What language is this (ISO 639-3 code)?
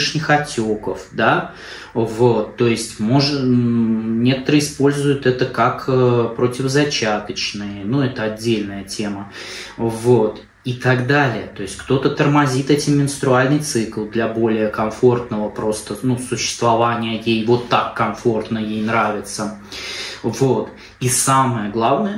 rus